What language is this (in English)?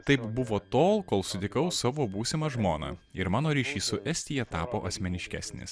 Lithuanian